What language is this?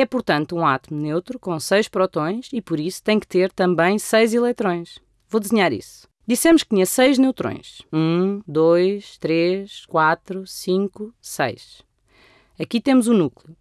Portuguese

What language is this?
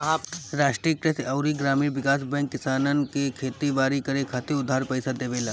Bhojpuri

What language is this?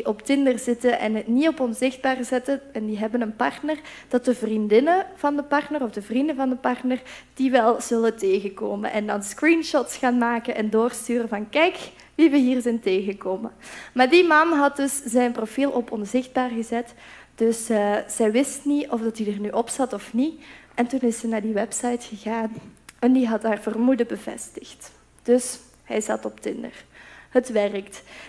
Dutch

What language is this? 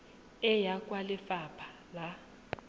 Tswana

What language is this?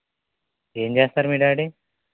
Telugu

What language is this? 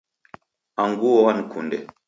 Taita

